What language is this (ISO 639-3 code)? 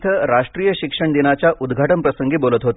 mar